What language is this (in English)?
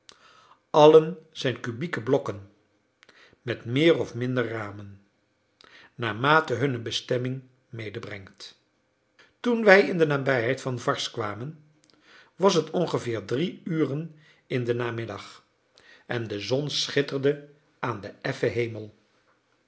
Dutch